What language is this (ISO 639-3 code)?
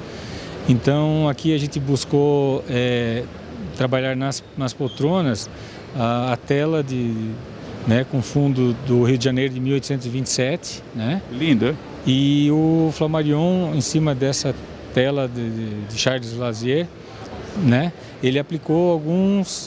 por